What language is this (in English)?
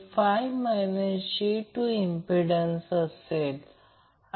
Marathi